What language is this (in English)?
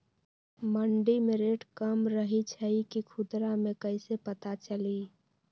Magahi